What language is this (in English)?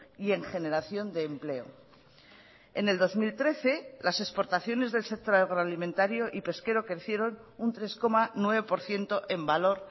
Spanish